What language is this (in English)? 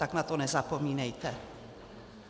Czech